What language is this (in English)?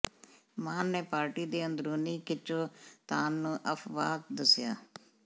Punjabi